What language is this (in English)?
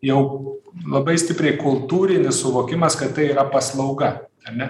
Lithuanian